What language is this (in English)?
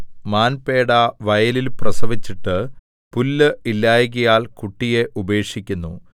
Malayalam